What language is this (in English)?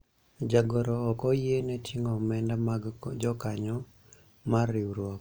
Luo (Kenya and Tanzania)